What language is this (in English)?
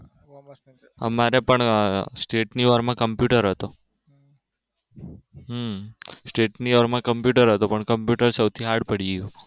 Gujarati